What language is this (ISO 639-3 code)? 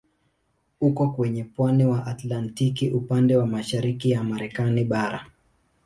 swa